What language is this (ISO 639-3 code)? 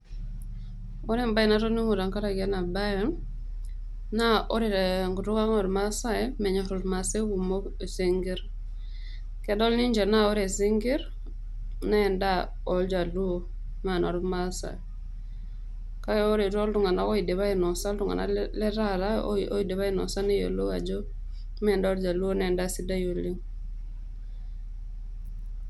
mas